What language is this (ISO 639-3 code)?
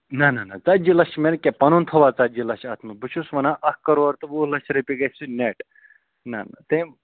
kas